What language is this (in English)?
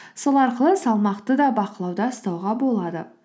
Kazakh